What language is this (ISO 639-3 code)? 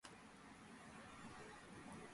kat